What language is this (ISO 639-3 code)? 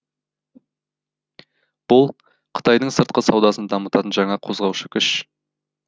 kaz